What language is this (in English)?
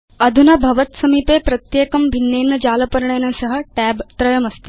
Sanskrit